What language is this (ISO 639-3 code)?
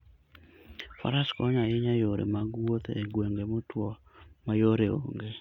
luo